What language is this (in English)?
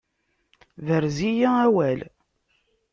Kabyle